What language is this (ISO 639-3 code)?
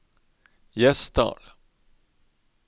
nor